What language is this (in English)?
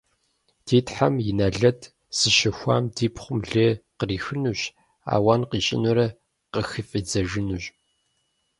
Kabardian